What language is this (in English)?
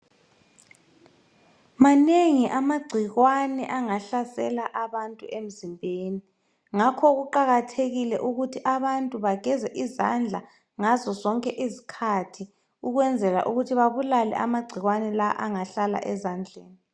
North Ndebele